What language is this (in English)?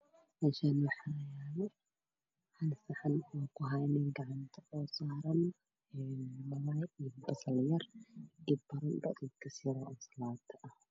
Somali